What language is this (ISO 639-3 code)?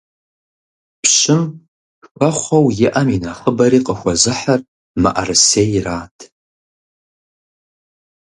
kbd